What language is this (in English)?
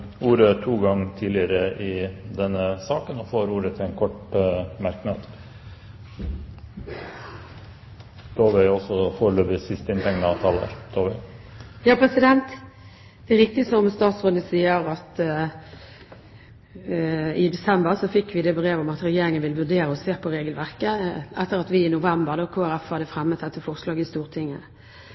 Norwegian Bokmål